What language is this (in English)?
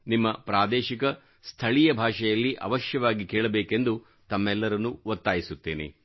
Kannada